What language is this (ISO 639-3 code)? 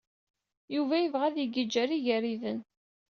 kab